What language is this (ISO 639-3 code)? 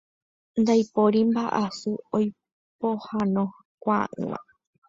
grn